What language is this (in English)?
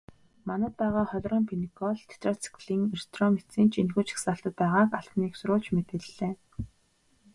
Mongolian